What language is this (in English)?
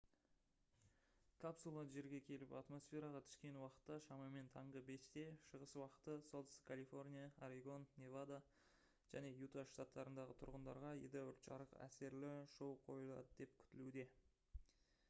Kazakh